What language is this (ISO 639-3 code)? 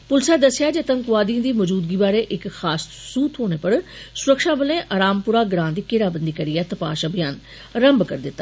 doi